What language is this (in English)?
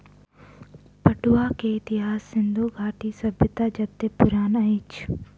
Maithili